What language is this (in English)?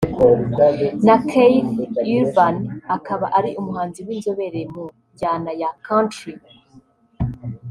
Kinyarwanda